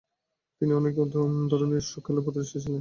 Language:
Bangla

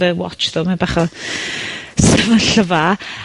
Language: Welsh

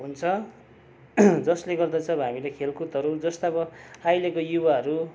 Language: Nepali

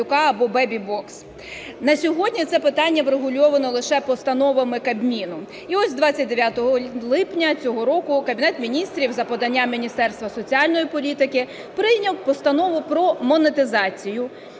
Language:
Ukrainian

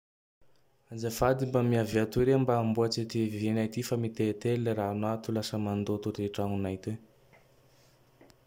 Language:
Tandroy-Mahafaly Malagasy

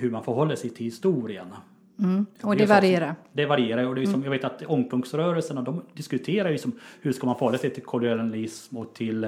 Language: Swedish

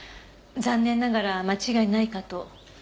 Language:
Japanese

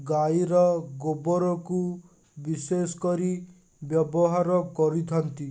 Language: Odia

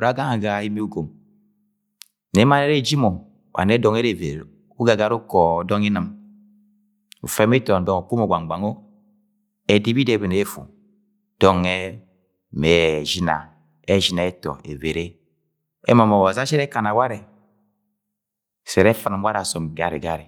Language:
Agwagwune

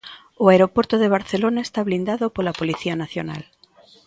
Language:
Galician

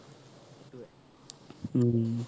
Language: Assamese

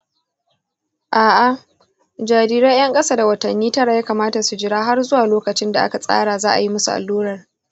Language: Hausa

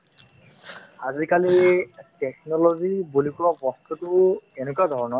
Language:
Assamese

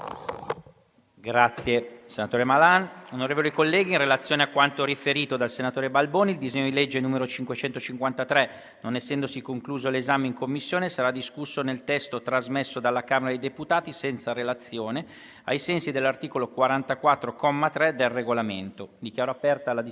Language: Italian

